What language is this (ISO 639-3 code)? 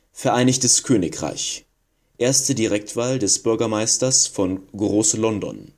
deu